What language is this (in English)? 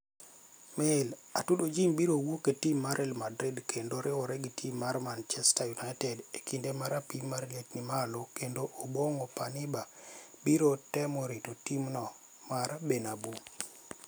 Luo (Kenya and Tanzania)